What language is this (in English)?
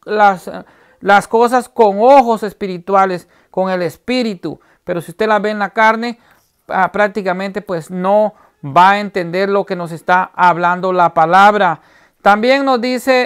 Spanish